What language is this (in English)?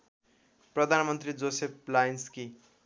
Nepali